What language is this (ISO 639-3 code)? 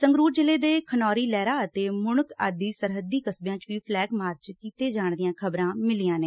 pan